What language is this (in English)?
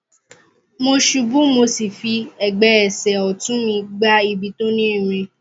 Yoruba